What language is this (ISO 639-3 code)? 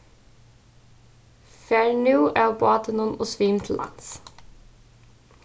fao